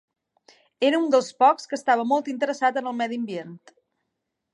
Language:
Catalan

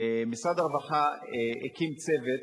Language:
Hebrew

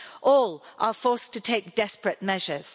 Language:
English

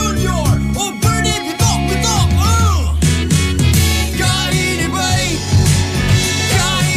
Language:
Filipino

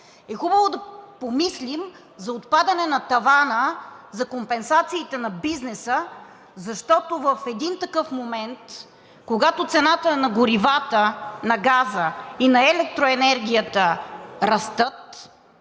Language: Bulgarian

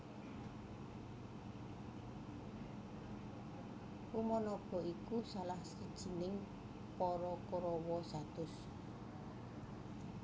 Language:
Javanese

